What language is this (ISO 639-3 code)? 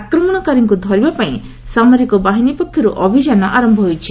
ori